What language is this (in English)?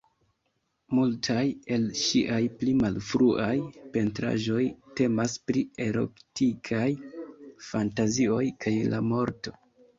Esperanto